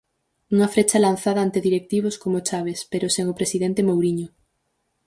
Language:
Galician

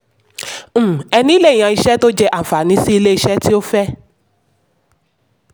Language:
Yoruba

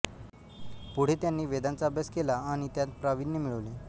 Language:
Marathi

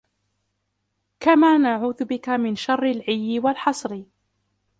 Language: Arabic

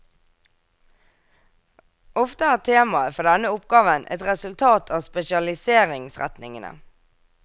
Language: Norwegian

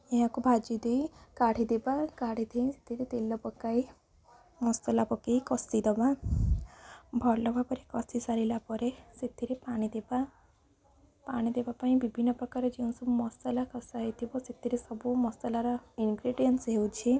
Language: Odia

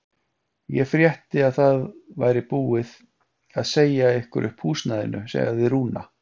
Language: Icelandic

